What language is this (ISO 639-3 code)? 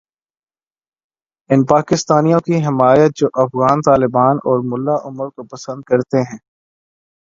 urd